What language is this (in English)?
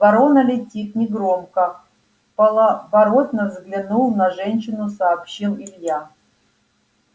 Russian